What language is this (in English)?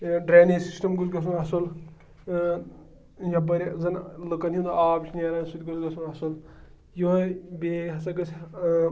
Kashmiri